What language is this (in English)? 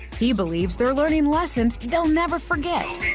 English